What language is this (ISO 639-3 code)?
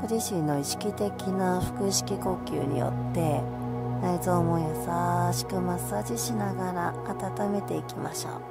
jpn